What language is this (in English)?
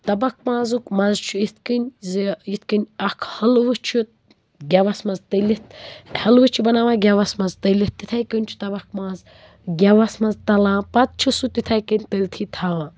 Kashmiri